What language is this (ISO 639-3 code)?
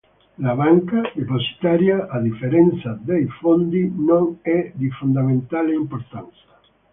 ita